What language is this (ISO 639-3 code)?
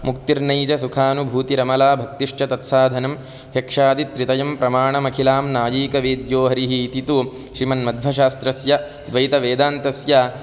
san